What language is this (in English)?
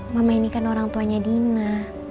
Indonesian